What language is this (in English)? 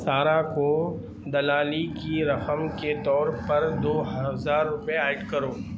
Urdu